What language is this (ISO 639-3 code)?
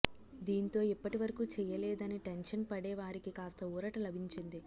tel